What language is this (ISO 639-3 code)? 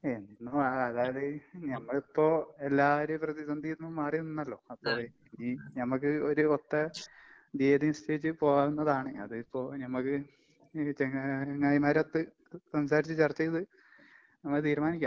mal